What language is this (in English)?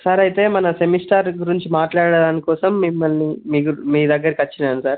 Telugu